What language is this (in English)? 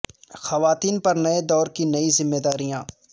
Urdu